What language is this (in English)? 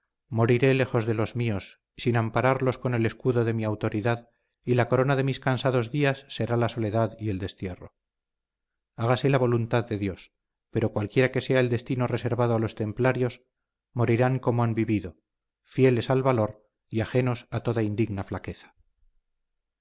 Spanish